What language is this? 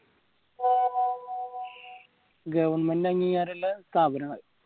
Malayalam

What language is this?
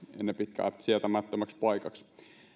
Finnish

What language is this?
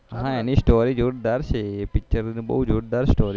Gujarati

